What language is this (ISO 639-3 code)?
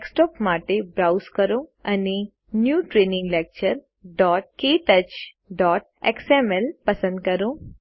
guj